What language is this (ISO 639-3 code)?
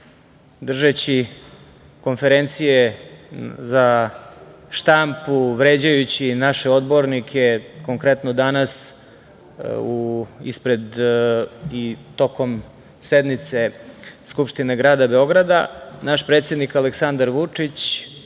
srp